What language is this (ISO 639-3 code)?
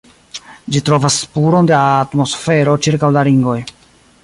epo